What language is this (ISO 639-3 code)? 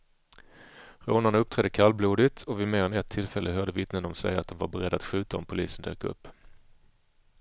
swe